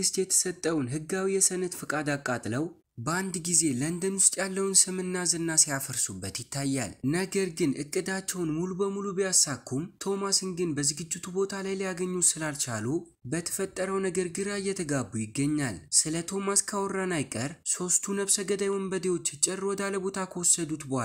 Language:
Arabic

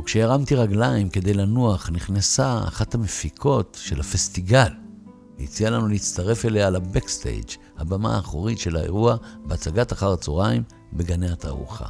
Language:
Hebrew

